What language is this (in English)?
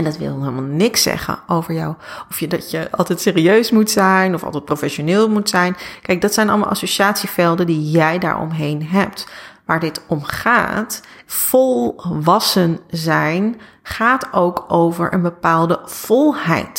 Dutch